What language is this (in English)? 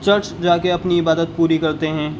Urdu